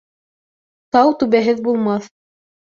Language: Bashkir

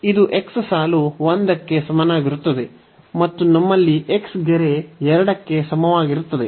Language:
Kannada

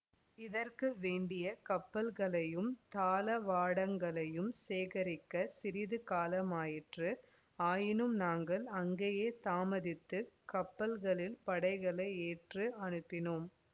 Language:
Tamil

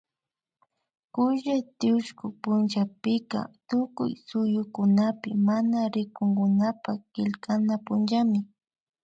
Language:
Imbabura Highland Quichua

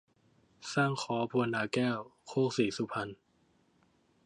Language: Thai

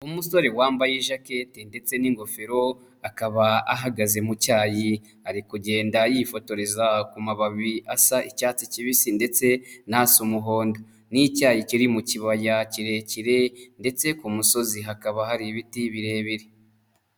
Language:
Kinyarwanda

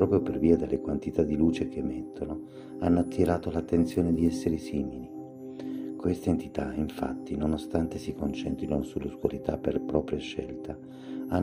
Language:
Italian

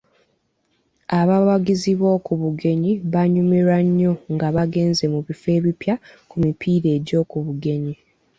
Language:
Ganda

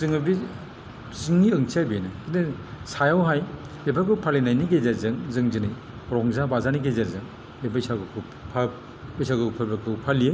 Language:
Bodo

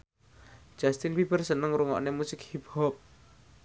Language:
Javanese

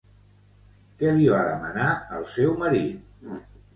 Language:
Catalan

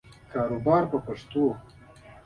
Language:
Pashto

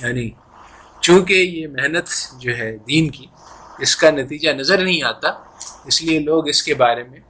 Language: Urdu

